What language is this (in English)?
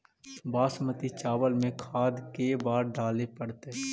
Magahi